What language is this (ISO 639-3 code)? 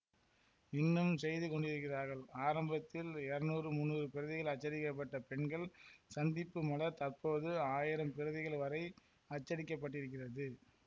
tam